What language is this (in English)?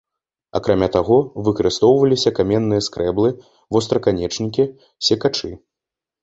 Belarusian